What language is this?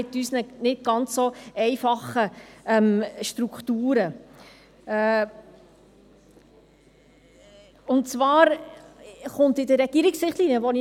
Swiss German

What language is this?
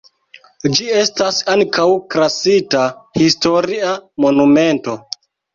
Esperanto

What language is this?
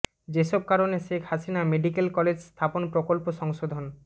Bangla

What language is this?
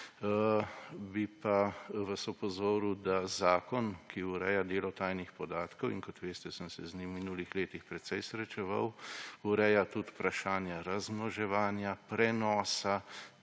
Slovenian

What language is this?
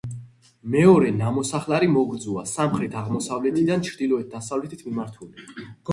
Georgian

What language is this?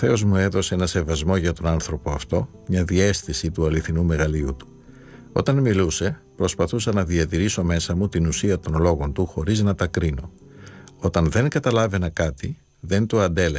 Greek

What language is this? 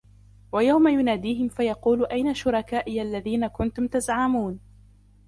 Arabic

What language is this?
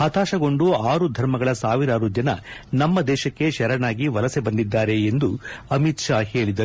Kannada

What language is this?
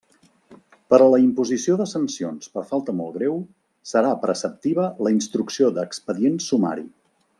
Catalan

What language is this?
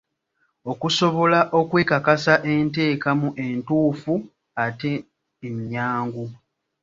Ganda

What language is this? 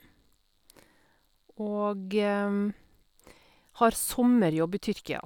Norwegian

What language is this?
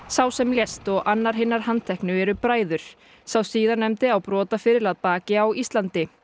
Icelandic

